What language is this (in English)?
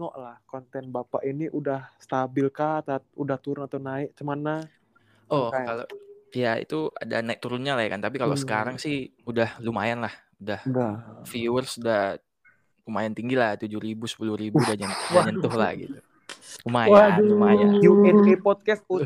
Indonesian